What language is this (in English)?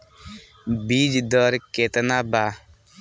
Bhojpuri